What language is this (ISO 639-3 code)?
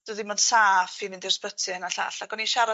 cym